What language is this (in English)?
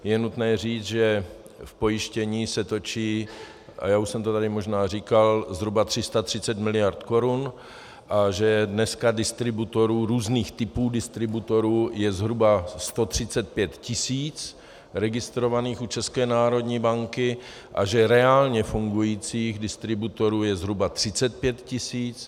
Czech